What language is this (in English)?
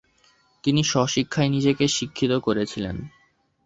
Bangla